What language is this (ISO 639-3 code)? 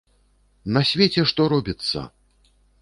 bel